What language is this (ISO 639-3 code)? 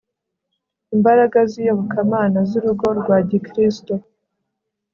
kin